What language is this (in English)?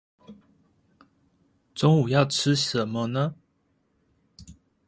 Chinese